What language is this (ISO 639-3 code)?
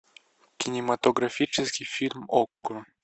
rus